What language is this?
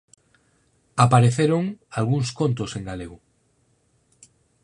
Galician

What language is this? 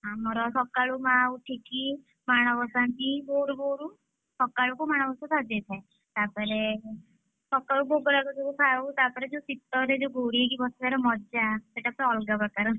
Odia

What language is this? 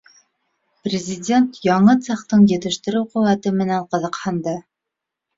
Bashkir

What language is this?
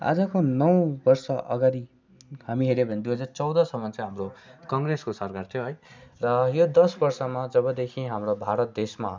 Nepali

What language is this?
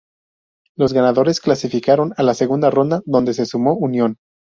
Spanish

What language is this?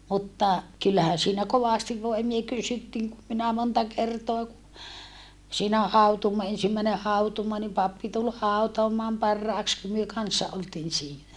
Finnish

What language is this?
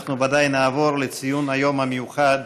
Hebrew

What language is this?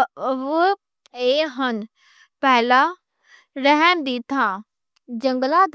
Western Panjabi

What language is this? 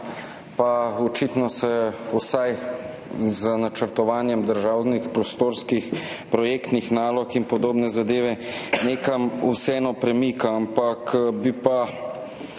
Slovenian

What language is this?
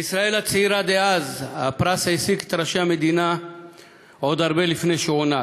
Hebrew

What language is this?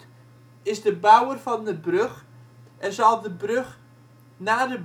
Dutch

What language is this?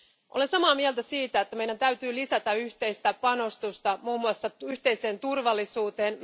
Finnish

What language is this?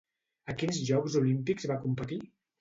Catalan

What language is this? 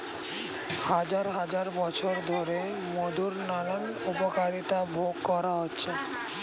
Bangla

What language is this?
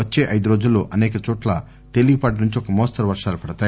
Telugu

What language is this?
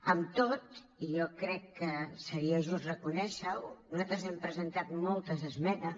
Catalan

